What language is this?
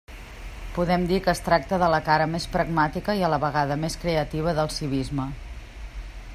Catalan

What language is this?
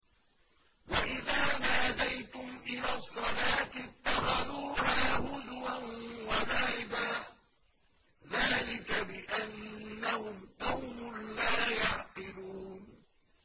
Arabic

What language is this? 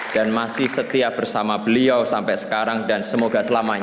Indonesian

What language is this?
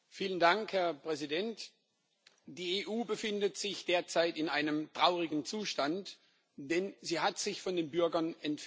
German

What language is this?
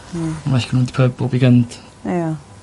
Welsh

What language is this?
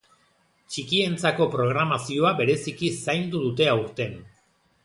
Basque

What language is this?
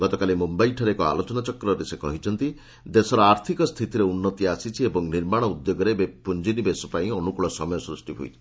Odia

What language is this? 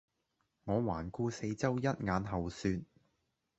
Cantonese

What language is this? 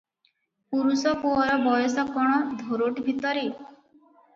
Odia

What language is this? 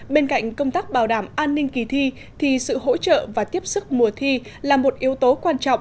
Vietnamese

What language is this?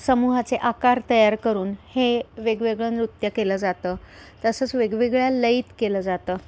Marathi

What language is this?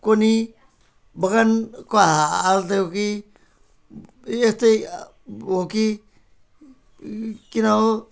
Nepali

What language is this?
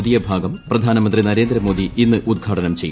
Malayalam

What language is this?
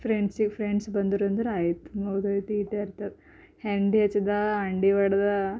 Kannada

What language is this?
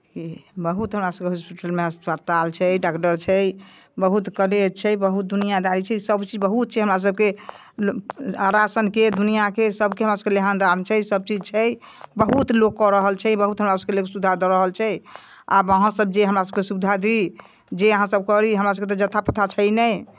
Maithili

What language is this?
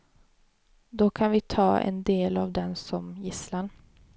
Swedish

